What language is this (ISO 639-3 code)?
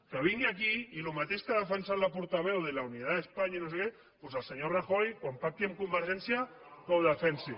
cat